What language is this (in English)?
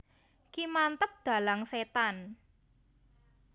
Javanese